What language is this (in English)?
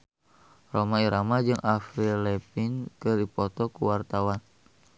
Sundanese